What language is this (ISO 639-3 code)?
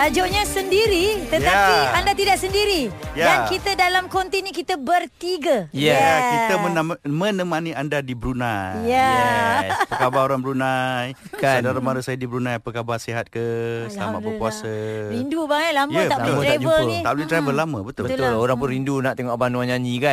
msa